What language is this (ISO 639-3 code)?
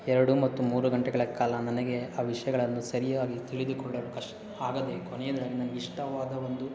kan